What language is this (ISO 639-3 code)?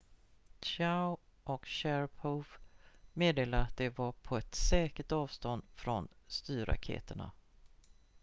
swe